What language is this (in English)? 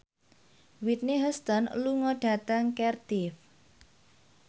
Javanese